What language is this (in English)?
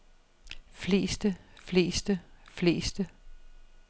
Danish